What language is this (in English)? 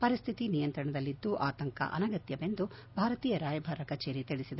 Kannada